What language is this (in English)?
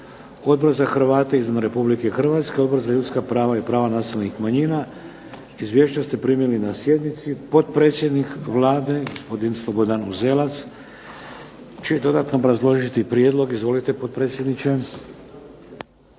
Croatian